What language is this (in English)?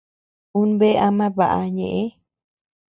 Tepeuxila Cuicatec